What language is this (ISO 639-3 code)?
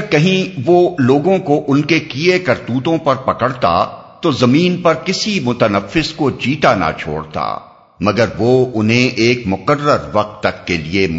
urd